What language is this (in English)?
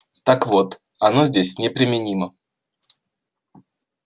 Russian